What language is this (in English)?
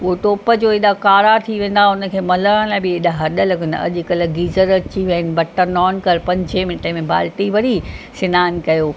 Sindhi